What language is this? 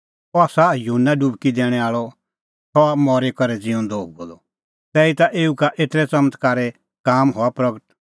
Kullu Pahari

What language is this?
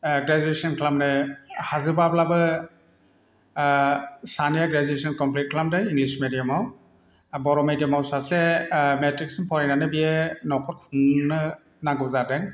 Bodo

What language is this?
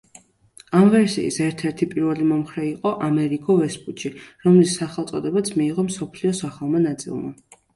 Georgian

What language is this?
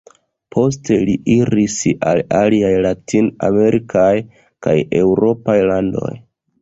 Esperanto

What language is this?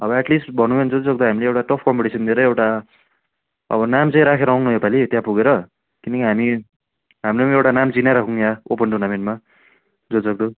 Nepali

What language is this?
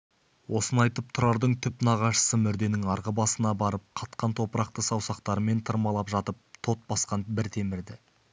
Kazakh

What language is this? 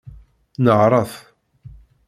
Kabyle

